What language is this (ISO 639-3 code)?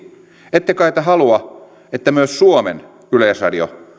fin